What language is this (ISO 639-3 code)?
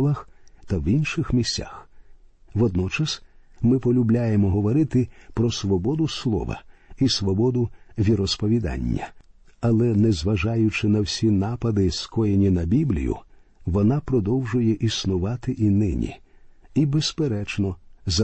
ukr